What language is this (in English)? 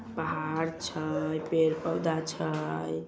Magahi